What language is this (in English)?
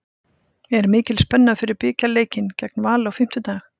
Icelandic